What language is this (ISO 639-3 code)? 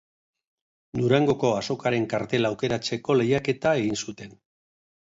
eus